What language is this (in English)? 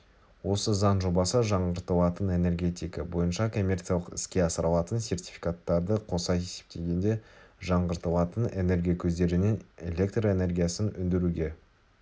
Kazakh